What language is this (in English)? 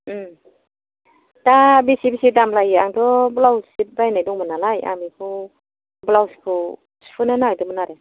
Bodo